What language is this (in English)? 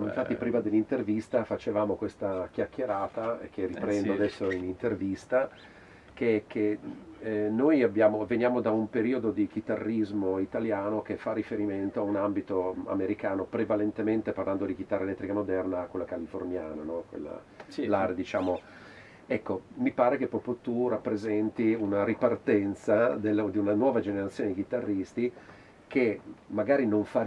Italian